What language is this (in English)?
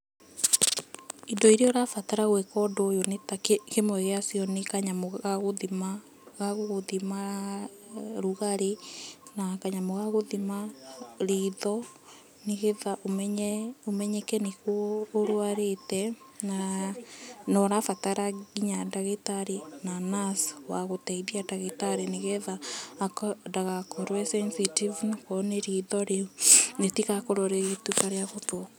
Kikuyu